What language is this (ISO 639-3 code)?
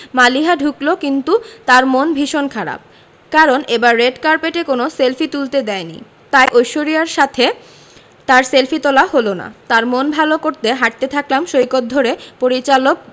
ben